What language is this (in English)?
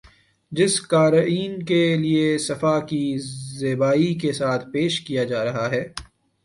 Urdu